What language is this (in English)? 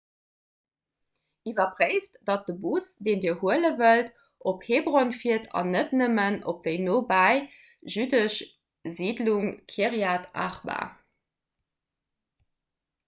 Luxembourgish